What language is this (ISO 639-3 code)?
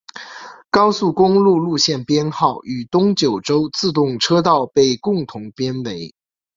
zho